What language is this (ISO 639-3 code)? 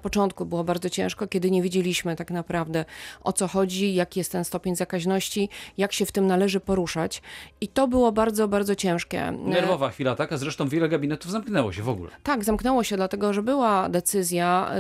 pol